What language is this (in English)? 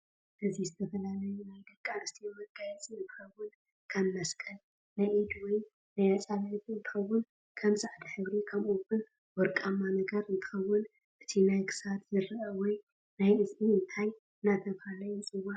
Tigrinya